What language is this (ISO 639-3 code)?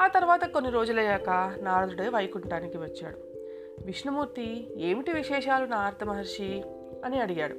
tel